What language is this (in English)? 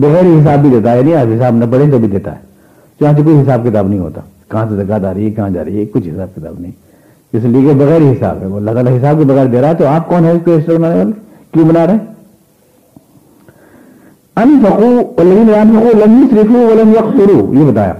Urdu